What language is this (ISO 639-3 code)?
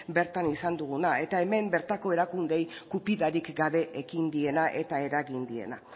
eus